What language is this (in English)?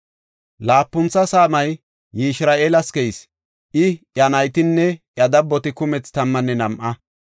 Gofa